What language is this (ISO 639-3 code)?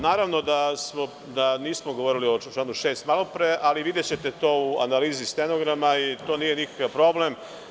srp